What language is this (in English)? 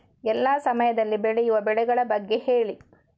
Kannada